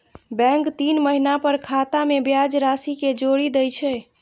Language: Maithili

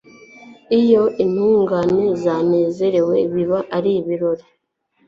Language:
Kinyarwanda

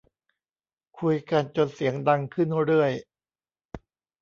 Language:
Thai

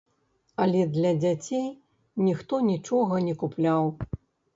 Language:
Belarusian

